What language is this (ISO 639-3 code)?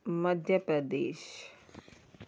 snd